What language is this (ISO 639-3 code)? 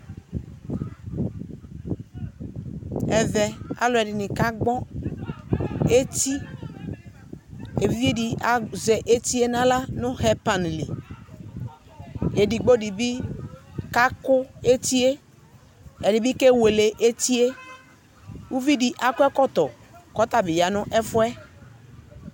kpo